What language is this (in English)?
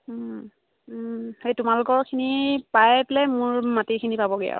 Assamese